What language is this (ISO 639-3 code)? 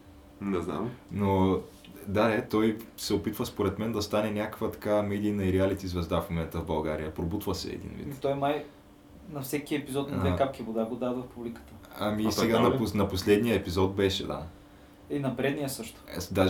bul